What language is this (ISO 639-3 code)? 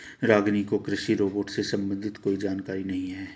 hin